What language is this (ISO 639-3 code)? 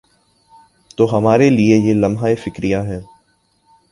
urd